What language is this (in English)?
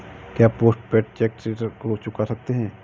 Hindi